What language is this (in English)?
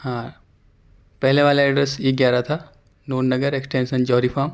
Urdu